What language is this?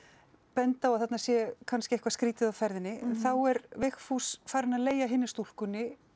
Icelandic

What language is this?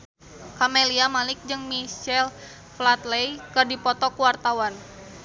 Sundanese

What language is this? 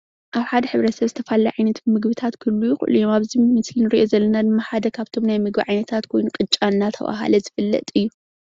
Tigrinya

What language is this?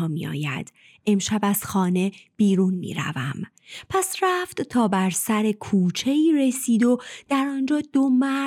Persian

